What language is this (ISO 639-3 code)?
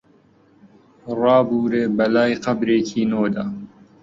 ckb